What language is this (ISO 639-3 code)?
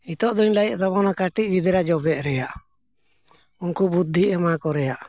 sat